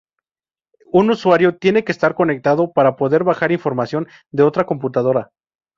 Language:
Spanish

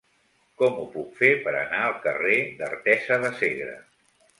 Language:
Catalan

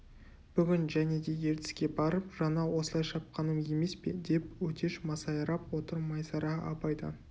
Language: Kazakh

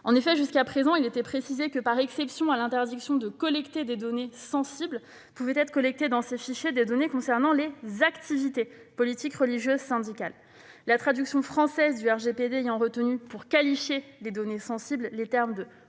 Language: French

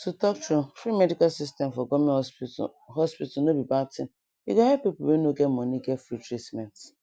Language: Nigerian Pidgin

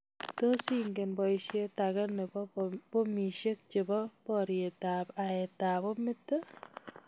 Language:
Kalenjin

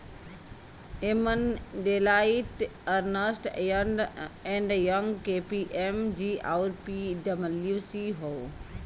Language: Bhojpuri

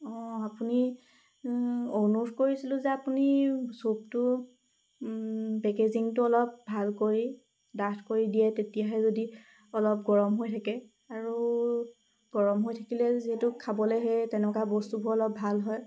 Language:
Assamese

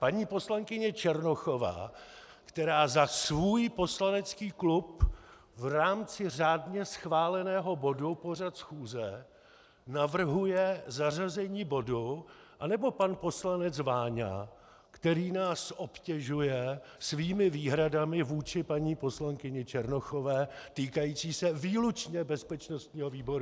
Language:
Czech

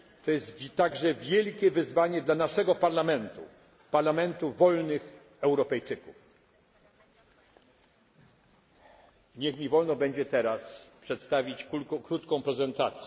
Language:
Polish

